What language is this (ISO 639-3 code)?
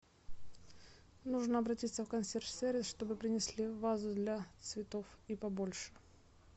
rus